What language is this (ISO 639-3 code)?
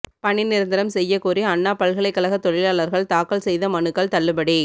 tam